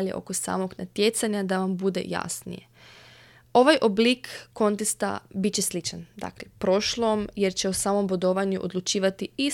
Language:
Croatian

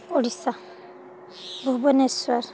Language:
Odia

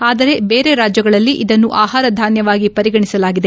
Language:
Kannada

